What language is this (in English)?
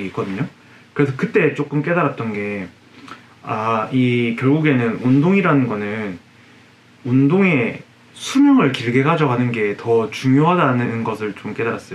Korean